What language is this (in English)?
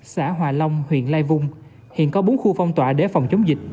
Vietnamese